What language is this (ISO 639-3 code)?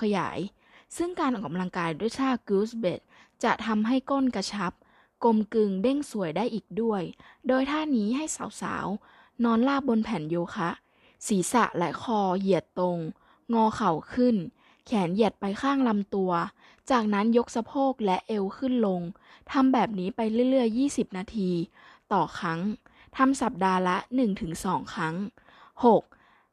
tha